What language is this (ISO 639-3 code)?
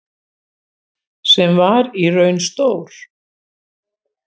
isl